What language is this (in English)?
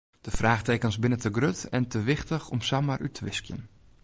Western Frisian